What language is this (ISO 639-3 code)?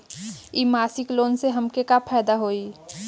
bho